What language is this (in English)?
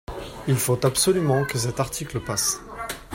French